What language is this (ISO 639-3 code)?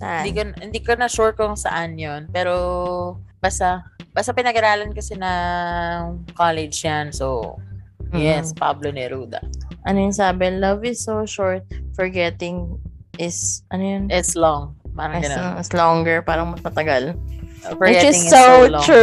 fil